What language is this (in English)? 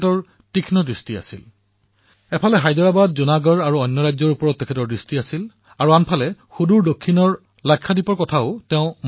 Assamese